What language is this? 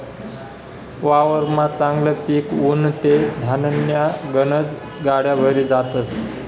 Marathi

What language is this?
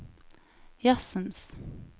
Norwegian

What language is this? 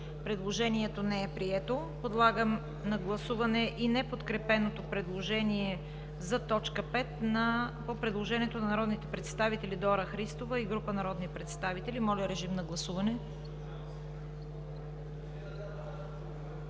Bulgarian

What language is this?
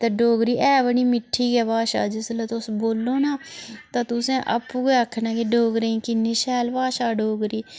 Dogri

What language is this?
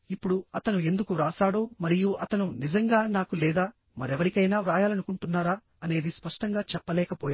Telugu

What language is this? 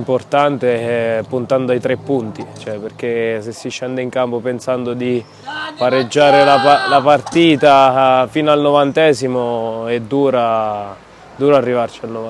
Italian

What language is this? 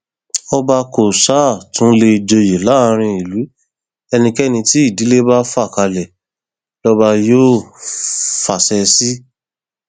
Yoruba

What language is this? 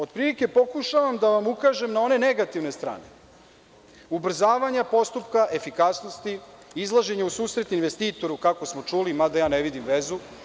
Serbian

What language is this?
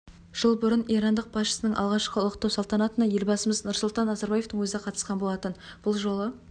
Kazakh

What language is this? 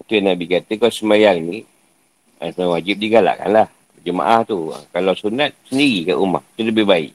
Malay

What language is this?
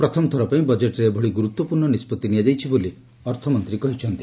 Odia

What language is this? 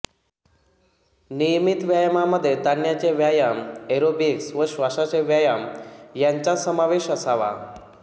Marathi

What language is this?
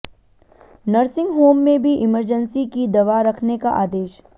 Hindi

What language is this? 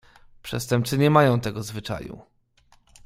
Polish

